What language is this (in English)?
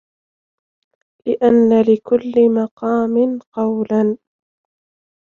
Arabic